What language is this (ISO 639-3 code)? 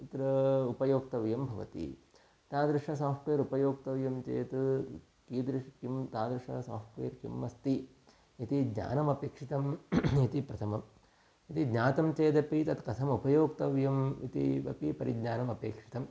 san